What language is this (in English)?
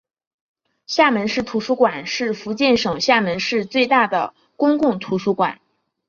Chinese